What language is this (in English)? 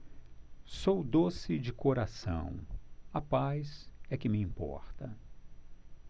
Portuguese